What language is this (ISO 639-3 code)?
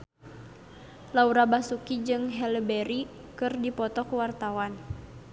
sun